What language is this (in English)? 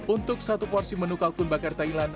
Indonesian